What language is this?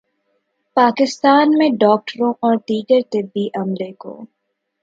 Urdu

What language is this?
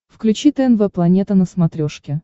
Russian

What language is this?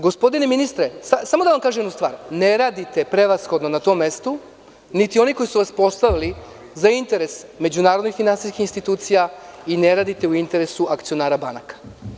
Serbian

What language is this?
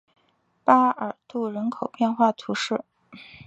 Chinese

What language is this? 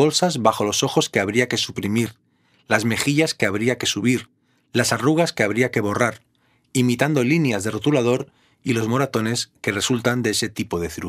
Spanish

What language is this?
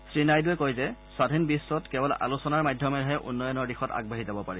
Assamese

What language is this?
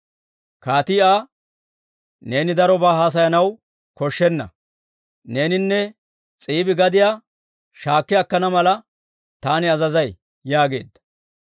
Dawro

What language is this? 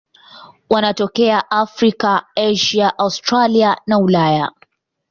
Swahili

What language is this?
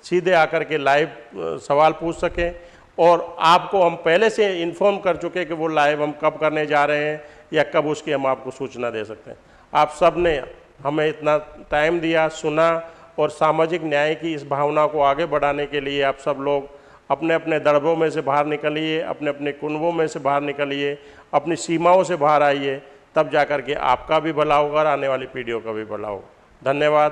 Hindi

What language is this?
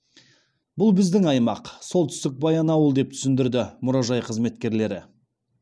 Kazakh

